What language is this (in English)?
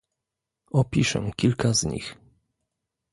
Polish